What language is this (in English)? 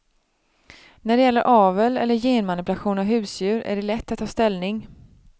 Swedish